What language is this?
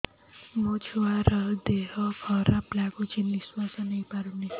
Odia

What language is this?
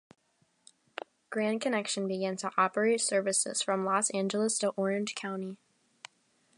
English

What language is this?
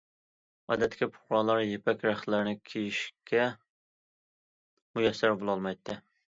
Uyghur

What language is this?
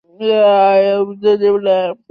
Chinese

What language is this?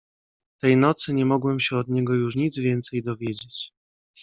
Polish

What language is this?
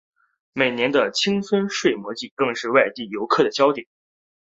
Chinese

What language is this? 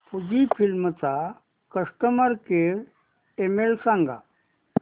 Marathi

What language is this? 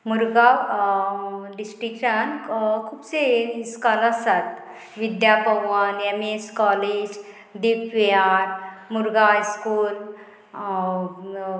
Konkani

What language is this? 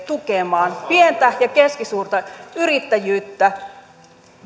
Finnish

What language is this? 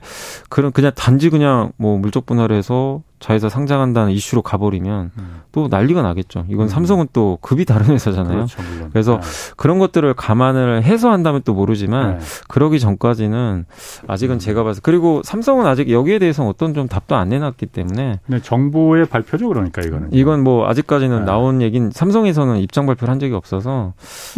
Korean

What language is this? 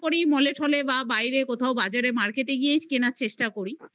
Bangla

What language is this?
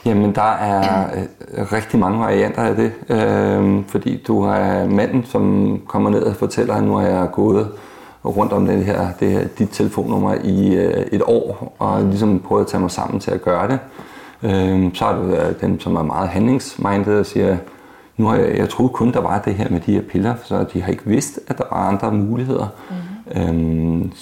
Danish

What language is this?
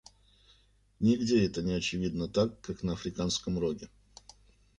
Russian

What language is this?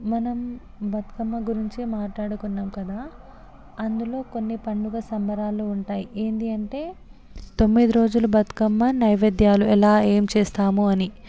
Telugu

